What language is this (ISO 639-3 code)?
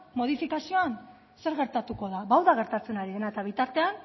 eus